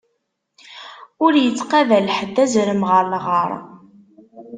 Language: Kabyle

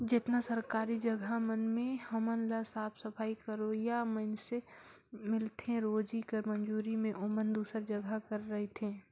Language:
Chhattisgarhi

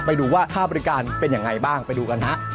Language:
Thai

